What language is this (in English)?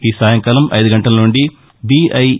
Telugu